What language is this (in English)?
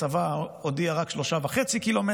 Hebrew